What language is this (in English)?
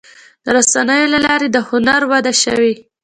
Pashto